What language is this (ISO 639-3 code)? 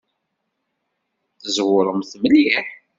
kab